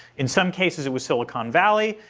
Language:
English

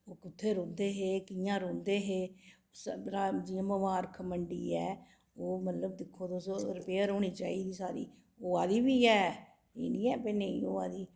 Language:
Dogri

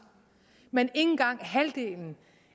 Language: Danish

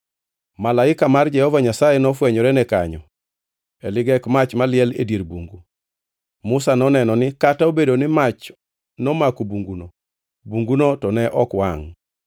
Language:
Luo (Kenya and Tanzania)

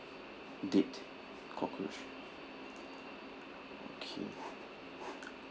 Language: English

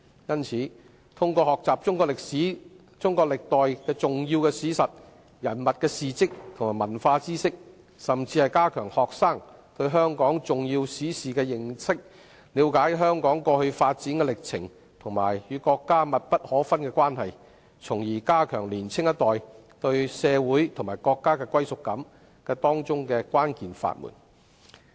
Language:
Cantonese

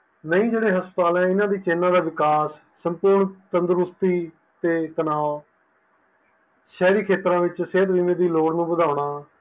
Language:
Punjabi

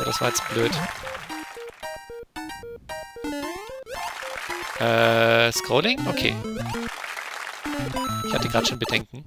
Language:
German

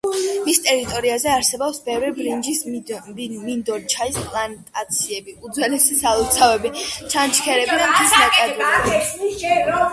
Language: Georgian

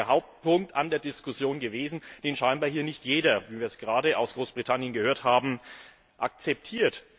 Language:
German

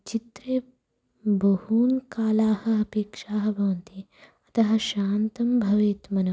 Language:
Sanskrit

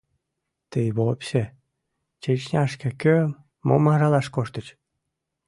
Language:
Mari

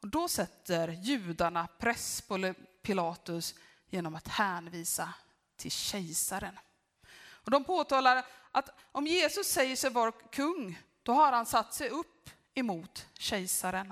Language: Swedish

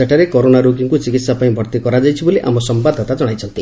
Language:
Odia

